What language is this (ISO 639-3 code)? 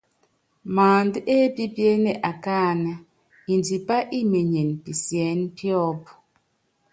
yav